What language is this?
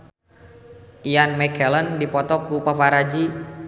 Sundanese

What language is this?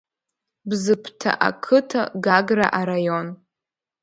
Abkhazian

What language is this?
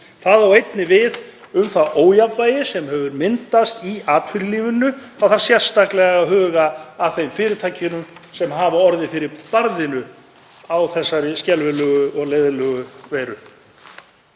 Icelandic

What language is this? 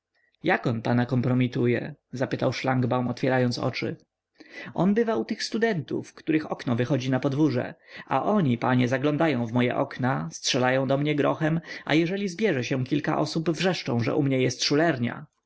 Polish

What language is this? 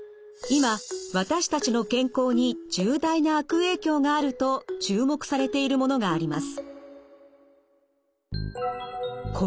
Japanese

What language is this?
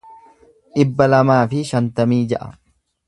Oromo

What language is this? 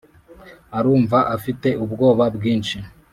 Kinyarwanda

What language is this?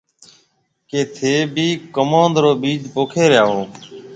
Marwari (Pakistan)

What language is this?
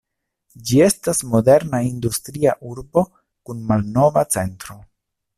Esperanto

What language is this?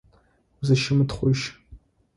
Adyghe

